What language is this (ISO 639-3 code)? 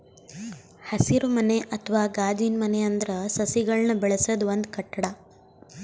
kan